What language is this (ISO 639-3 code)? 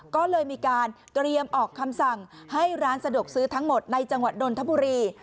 tha